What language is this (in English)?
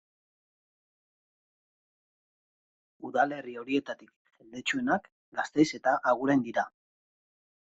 Basque